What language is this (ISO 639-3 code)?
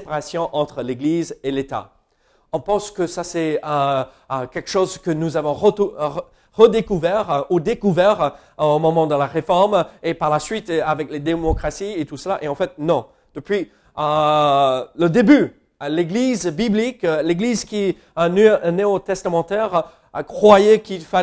fra